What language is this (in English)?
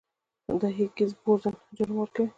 Pashto